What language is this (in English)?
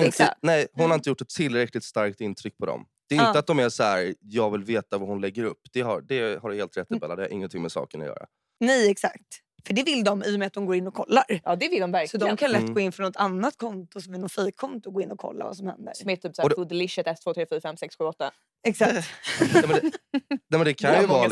Swedish